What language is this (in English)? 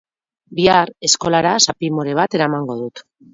Basque